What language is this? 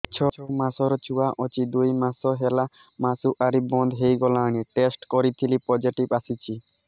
Odia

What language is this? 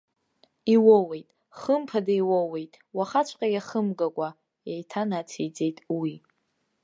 Abkhazian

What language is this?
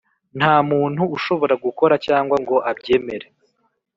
Kinyarwanda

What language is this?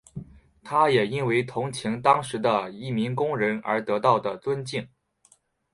Chinese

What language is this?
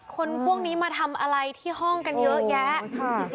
Thai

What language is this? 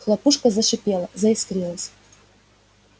Russian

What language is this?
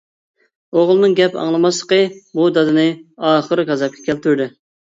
Uyghur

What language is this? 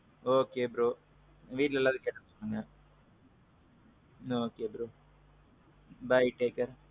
Tamil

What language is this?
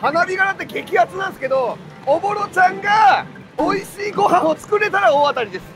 Japanese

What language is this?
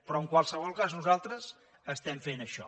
Catalan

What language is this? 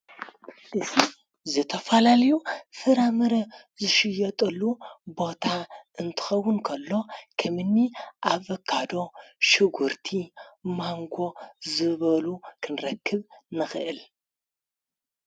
Tigrinya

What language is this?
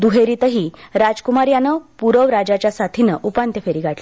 Marathi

